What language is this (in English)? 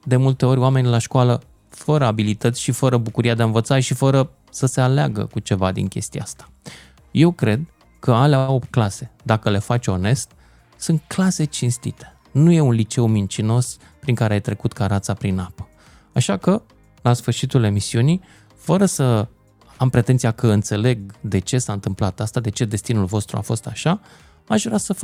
Romanian